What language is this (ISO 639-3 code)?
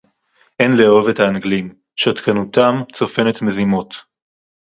heb